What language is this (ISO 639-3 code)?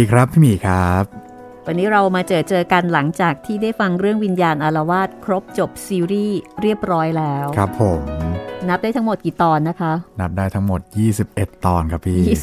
tha